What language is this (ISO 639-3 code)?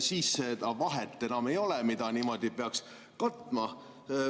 est